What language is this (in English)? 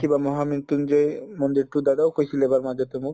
Assamese